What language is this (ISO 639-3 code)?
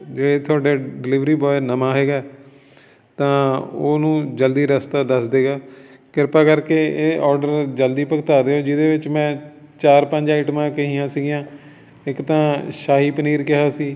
pan